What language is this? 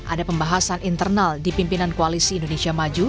Indonesian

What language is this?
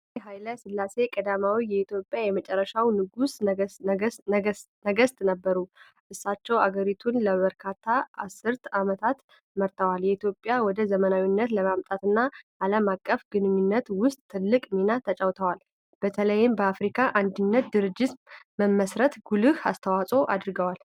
Amharic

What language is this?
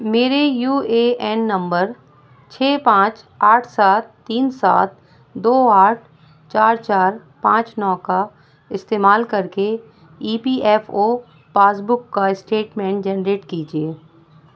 Urdu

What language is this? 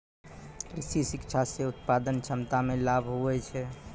Maithili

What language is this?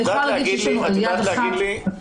Hebrew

